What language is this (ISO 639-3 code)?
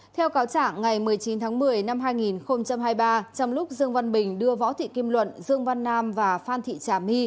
vie